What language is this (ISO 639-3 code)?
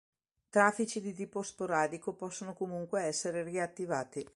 ita